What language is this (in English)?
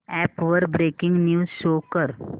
Marathi